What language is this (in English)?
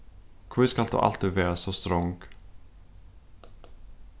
Faroese